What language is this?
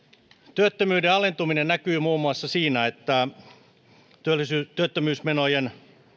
Finnish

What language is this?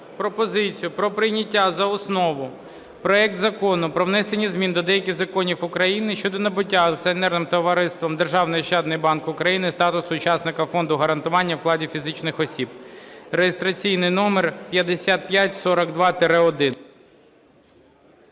Ukrainian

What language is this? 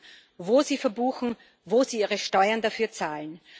German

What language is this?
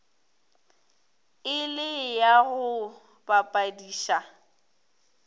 Northern Sotho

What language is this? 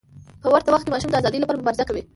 Pashto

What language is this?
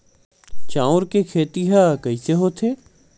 Chhattisgarhi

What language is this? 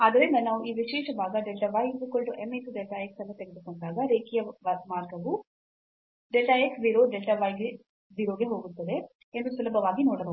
Kannada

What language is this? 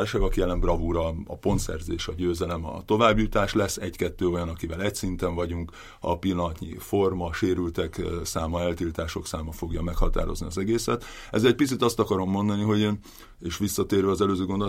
Hungarian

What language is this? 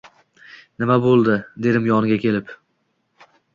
Uzbek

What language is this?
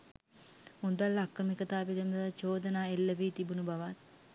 Sinhala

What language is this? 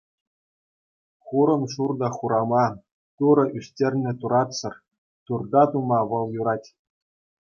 Chuvash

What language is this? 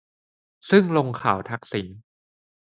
Thai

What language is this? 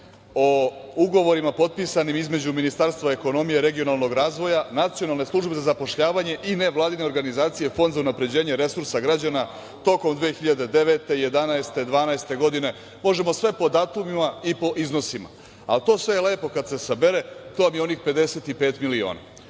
Serbian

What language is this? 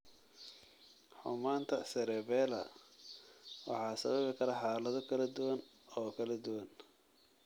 Somali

